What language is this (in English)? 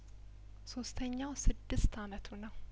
Amharic